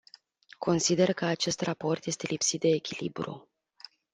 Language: Romanian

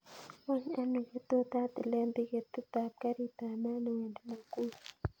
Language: Kalenjin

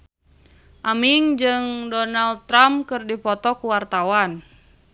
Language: Sundanese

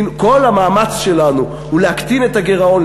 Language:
Hebrew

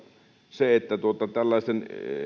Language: Finnish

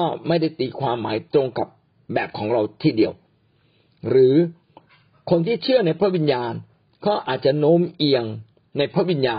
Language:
Thai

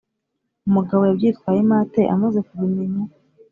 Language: Kinyarwanda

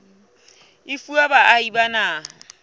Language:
Southern Sotho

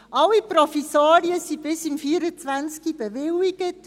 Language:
Swiss German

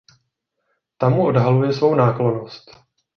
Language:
Czech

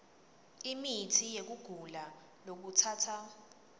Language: Swati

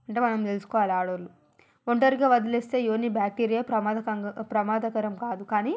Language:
Telugu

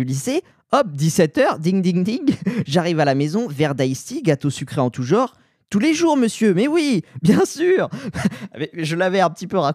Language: French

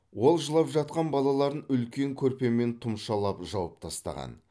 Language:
Kazakh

